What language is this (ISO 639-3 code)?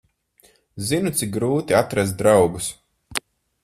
lav